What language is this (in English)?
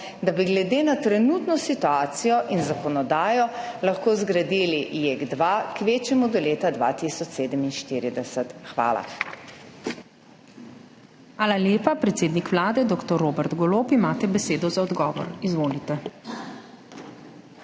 Slovenian